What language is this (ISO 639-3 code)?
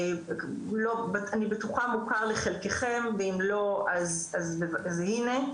heb